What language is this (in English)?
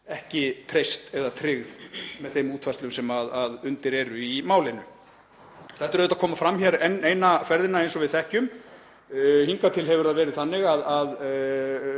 Icelandic